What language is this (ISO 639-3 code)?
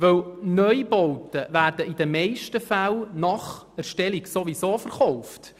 gsw